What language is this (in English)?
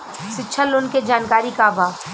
Bhojpuri